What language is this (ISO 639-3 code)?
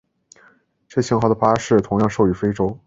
zho